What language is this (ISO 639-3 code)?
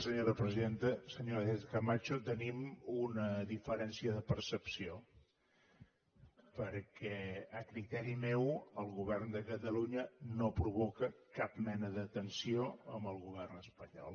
cat